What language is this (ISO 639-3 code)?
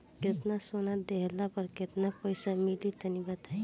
bho